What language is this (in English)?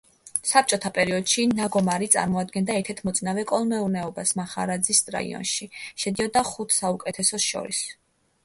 Georgian